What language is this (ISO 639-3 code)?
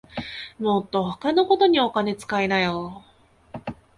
jpn